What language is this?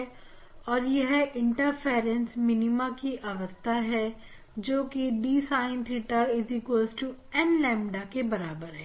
Hindi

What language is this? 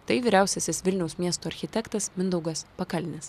Lithuanian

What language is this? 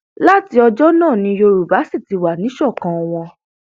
Yoruba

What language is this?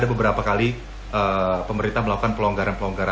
Indonesian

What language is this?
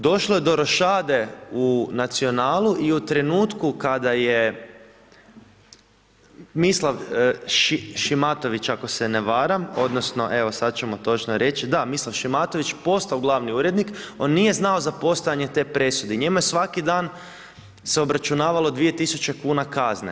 Croatian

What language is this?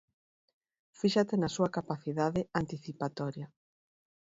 Galician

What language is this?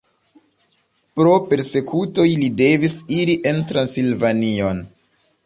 Esperanto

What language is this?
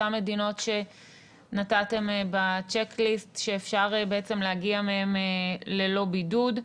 Hebrew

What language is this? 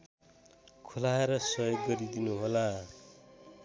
Nepali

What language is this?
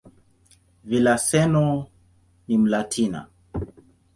Swahili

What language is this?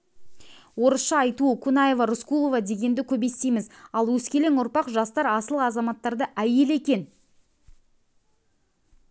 Kazakh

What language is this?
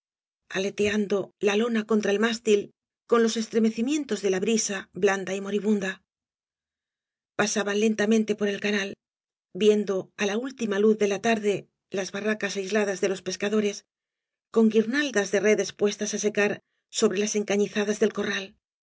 Spanish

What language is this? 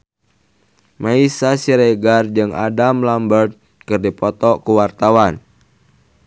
Sundanese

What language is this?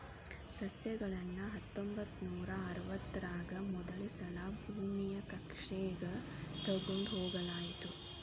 Kannada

